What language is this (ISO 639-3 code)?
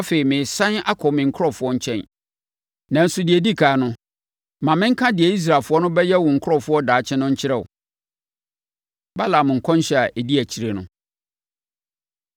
aka